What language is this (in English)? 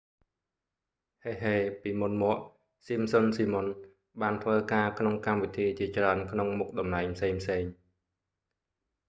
Khmer